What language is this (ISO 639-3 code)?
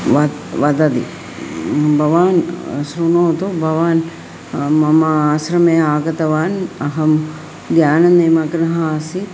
san